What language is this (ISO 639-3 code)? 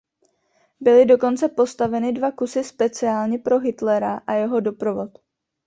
ces